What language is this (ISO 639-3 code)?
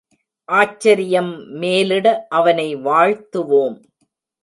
tam